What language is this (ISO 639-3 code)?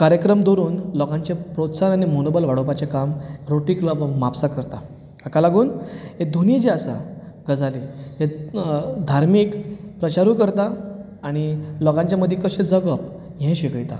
kok